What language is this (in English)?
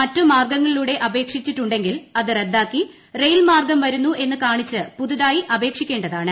Malayalam